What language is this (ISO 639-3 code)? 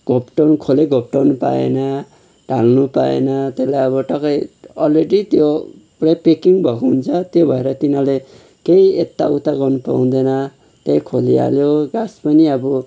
nep